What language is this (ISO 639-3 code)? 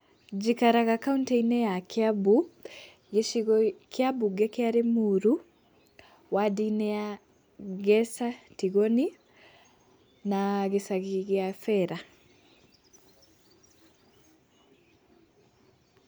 kik